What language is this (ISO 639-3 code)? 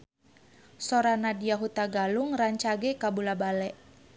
sun